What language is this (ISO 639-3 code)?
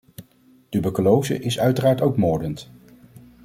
nld